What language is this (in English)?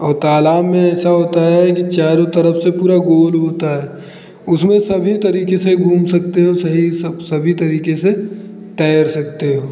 Hindi